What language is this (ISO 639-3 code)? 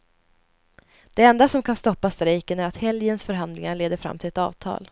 swe